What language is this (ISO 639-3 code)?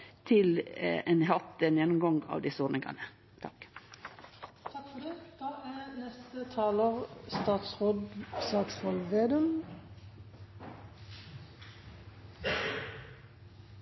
nor